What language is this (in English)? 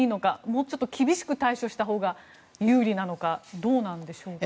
Japanese